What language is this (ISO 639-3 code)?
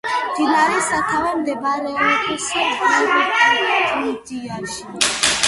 kat